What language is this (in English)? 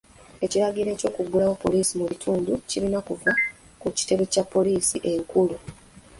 Ganda